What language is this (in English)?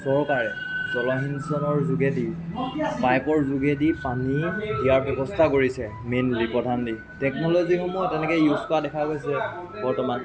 Assamese